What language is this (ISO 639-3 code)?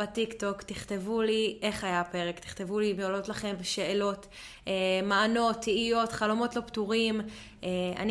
heb